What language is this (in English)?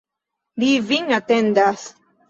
Esperanto